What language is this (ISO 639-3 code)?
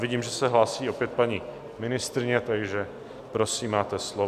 ces